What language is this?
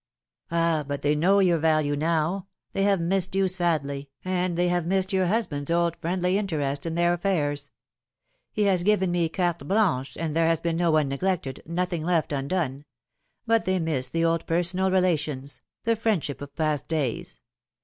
English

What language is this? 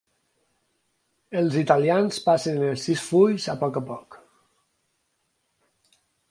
Catalan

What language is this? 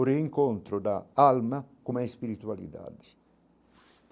Portuguese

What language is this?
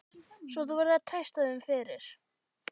Icelandic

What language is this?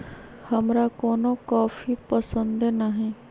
Magahi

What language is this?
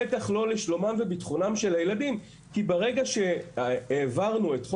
Hebrew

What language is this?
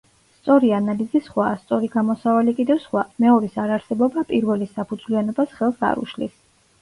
Georgian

